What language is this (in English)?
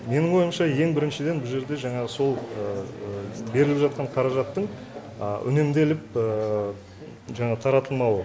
Kazakh